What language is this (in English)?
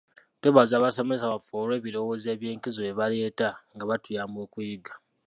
Ganda